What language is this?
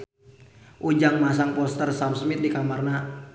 Sundanese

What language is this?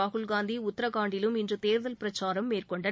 Tamil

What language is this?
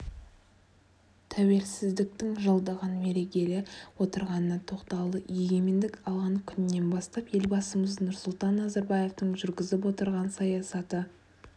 Kazakh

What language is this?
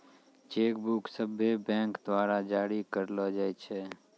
Maithili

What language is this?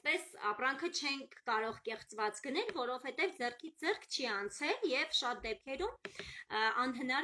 Turkish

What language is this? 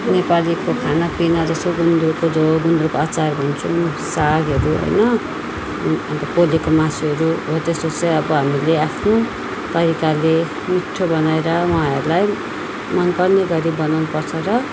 Nepali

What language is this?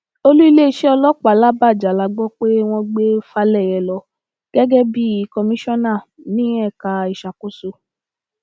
Yoruba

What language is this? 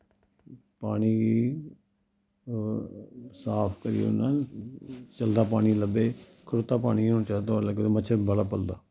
Dogri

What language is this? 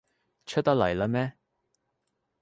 Cantonese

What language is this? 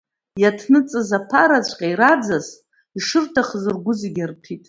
Abkhazian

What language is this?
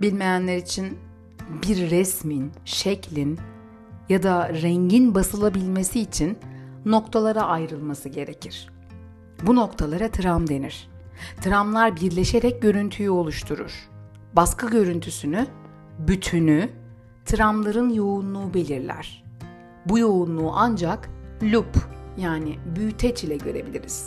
Turkish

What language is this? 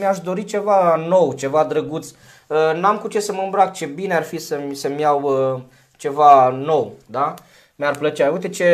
Romanian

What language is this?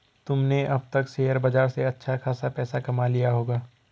Hindi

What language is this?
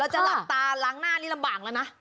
Thai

